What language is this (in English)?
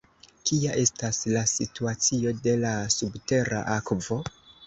Esperanto